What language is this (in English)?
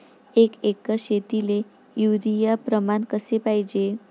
Marathi